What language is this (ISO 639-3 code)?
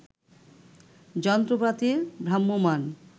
ben